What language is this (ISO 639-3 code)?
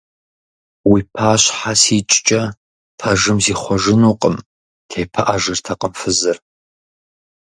kbd